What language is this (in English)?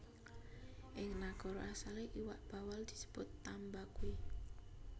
Javanese